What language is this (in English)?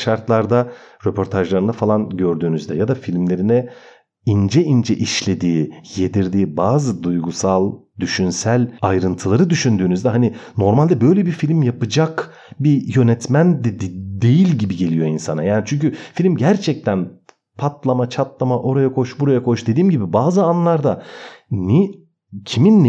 Turkish